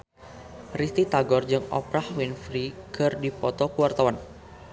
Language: Sundanese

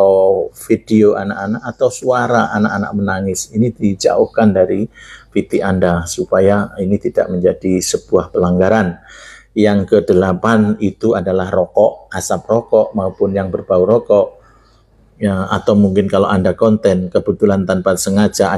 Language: Indonesian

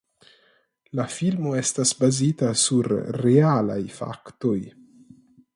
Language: Esperanto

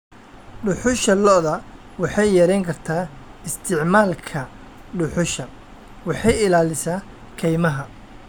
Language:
Somali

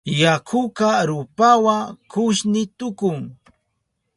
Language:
Southern Pastaza Quechua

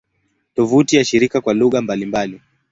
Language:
Swahili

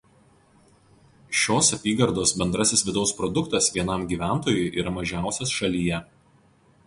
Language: Lithuanian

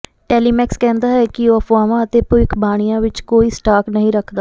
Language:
Punjabi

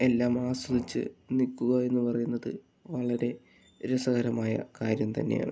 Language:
Malayalam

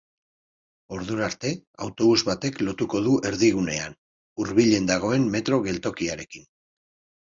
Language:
Basque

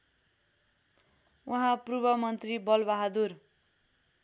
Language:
Nepali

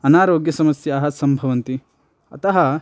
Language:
Sanskrit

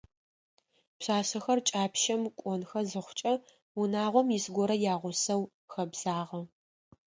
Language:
Adyghe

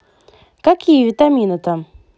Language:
Russian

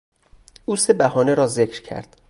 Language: Persian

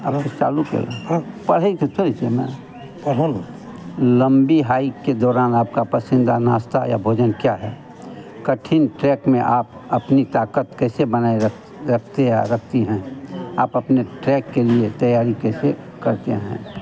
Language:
Hindi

